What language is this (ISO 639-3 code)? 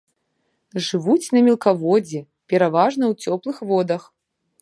bel